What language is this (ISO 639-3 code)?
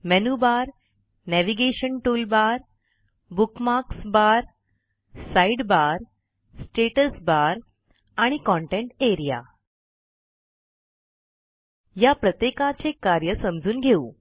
mar